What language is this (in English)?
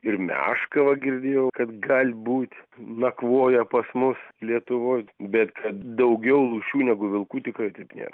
Lithuanian